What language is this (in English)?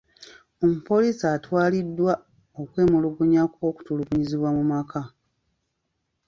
Ganda